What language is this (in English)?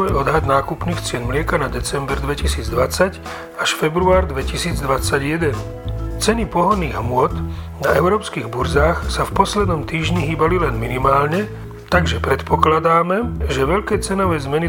Slovak